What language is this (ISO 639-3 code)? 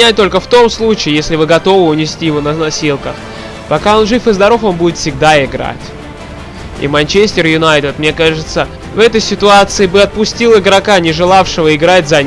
rus